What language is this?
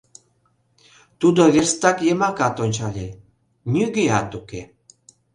Mari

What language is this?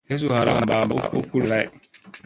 Musey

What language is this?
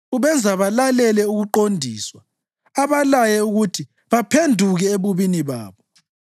North Ndebele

